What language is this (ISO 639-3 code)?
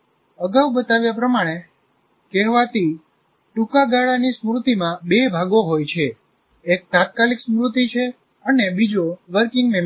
guj